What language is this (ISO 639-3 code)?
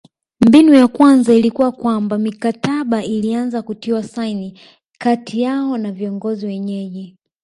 swa